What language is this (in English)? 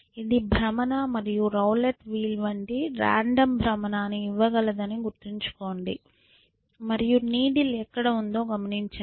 Telugu